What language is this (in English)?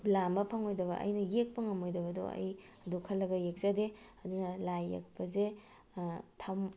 Manipuri